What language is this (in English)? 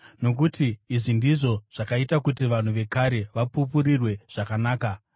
Shona